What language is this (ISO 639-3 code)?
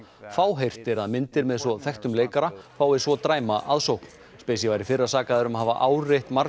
isl